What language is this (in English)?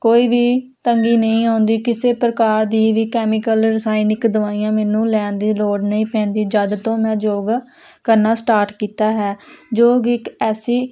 Punjabi